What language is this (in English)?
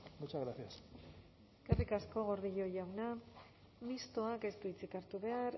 Basque